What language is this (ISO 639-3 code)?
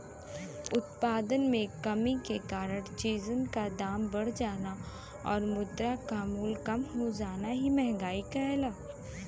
bho